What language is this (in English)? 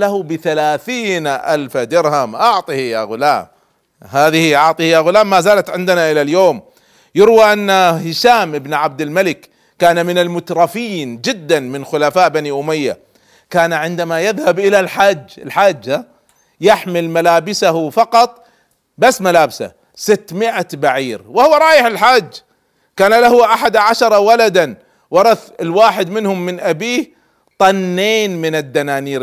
Arabic